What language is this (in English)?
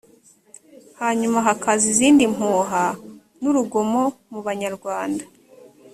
Kinyarwanda